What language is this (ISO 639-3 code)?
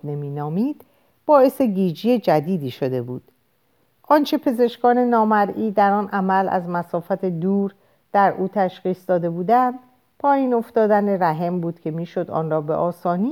fas